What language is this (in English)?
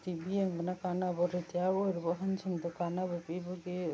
Manipuri